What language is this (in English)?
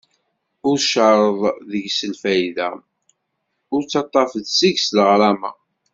Kabyle